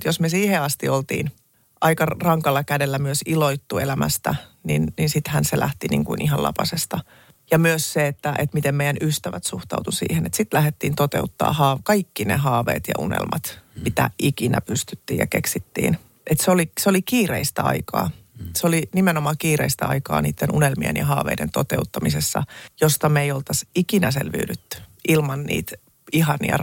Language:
Finnish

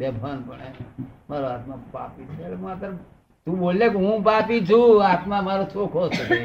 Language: Gujarati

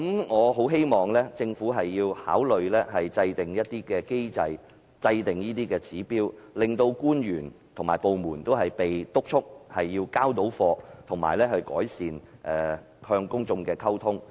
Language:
Cantonese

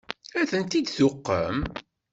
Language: Kabyle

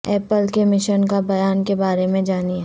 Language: Urdu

